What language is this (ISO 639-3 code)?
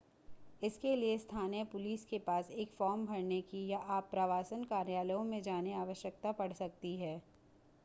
hin